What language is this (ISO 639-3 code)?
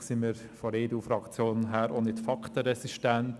gsw